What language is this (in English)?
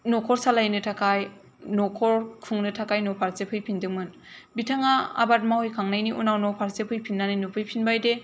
Bodo